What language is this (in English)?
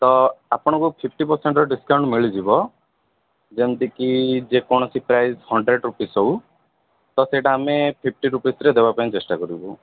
Odia